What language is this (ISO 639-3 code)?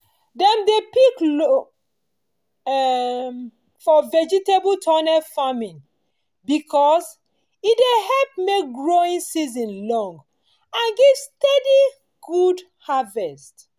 pcm